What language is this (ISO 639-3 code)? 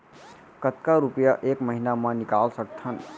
hne